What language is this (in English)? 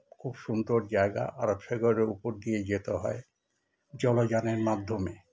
Bangla